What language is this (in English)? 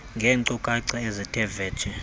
Xhosa